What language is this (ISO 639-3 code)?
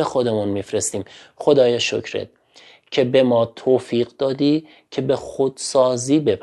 fas